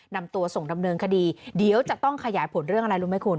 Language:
Thai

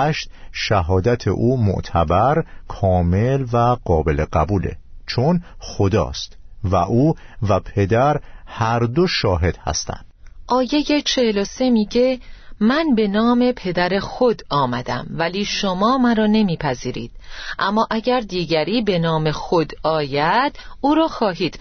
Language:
Persian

